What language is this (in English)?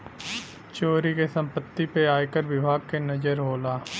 Bhojpuri